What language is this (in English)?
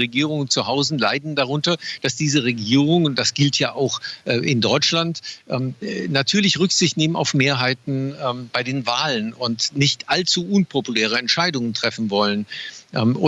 German